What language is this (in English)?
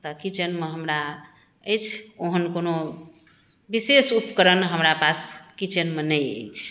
Maithili